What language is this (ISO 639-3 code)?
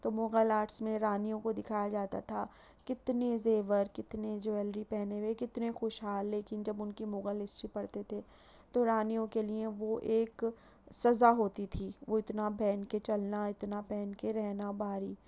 urd